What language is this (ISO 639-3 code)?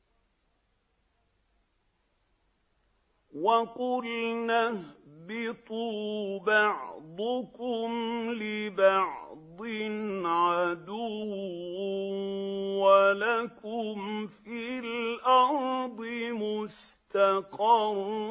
ara